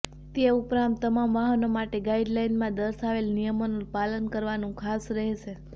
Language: Gujarati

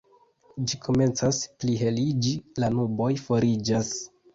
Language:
Esperanto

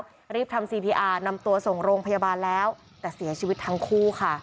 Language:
Thai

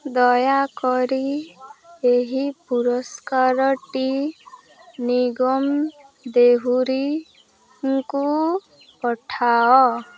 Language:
Odia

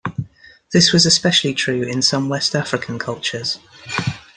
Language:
English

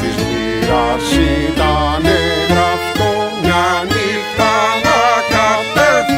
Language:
Greek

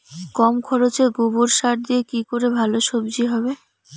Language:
Bangla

